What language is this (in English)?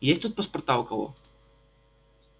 Russian